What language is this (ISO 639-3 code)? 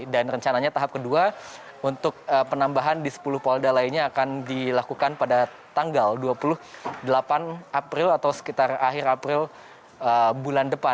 ind